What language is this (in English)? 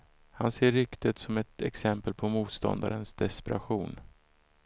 Swedish